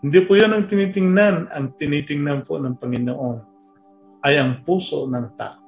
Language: Filipino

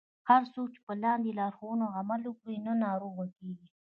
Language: Pashto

